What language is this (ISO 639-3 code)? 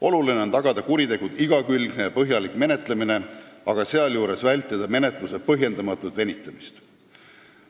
est